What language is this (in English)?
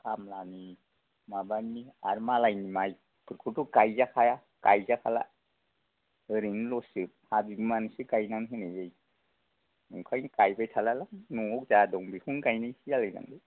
Bodo